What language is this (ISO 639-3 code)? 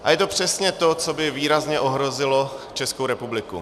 ces